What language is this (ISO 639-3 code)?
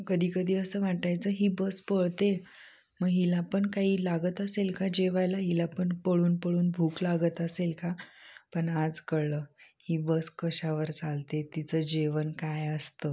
mar